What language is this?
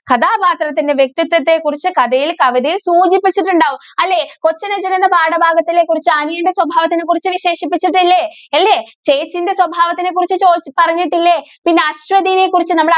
Malayalam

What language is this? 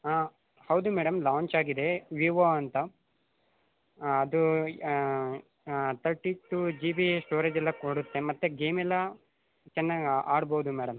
Kannada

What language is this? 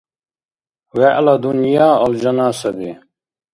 Dargwa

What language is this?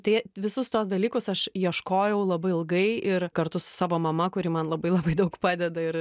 Lithuanian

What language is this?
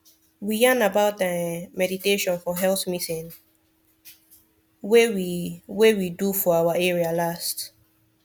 Nigerian Pidgin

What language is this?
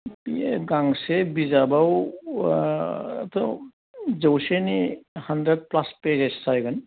Bodo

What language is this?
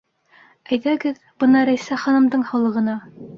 Bashkir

